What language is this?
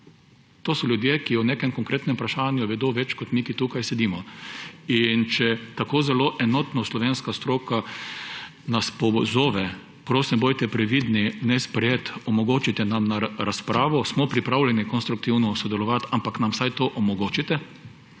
Slovenian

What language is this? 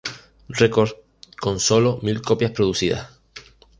Spanish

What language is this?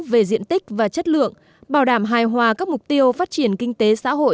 Vietnamese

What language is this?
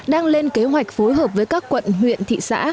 Vietnamese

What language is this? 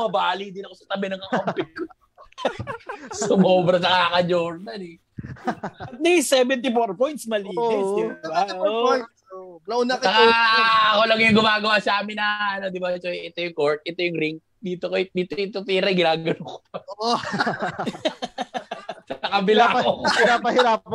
Filipino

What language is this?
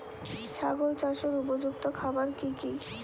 Bangla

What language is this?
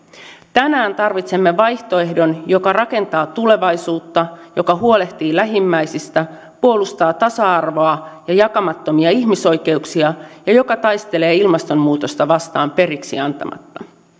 Finnish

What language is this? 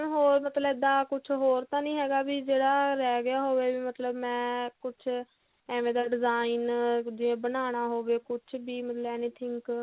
Punjabi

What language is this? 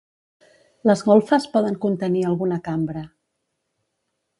Catalan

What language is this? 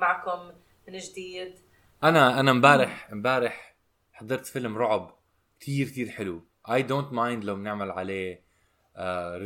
Arabic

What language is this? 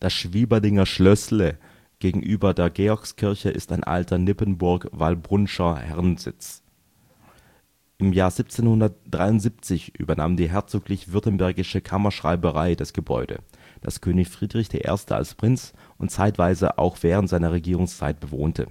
German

